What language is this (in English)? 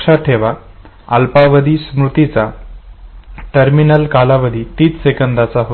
Marathi